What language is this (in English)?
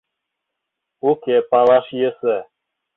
Mari